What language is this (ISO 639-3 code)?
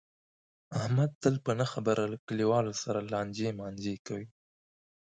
pus